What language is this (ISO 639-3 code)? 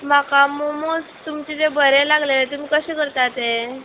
kok